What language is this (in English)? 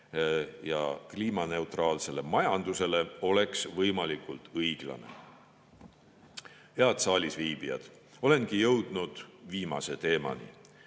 Estonian